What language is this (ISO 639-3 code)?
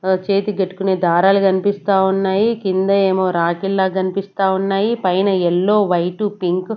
tel